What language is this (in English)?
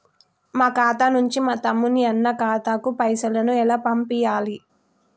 Telugu